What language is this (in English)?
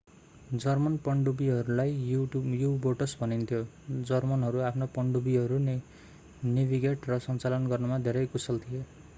Nepali